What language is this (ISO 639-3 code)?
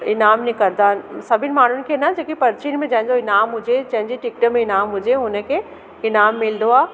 snd